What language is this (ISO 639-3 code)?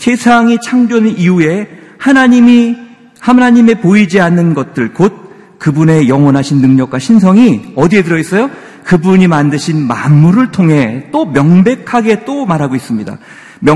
kor